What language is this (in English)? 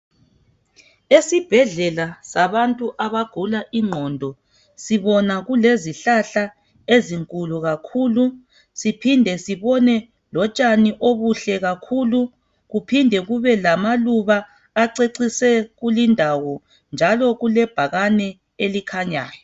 North Ndebele